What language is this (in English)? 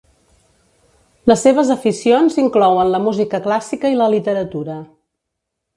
Catalan